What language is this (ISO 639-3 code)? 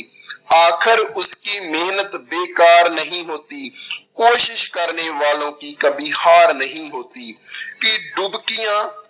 pan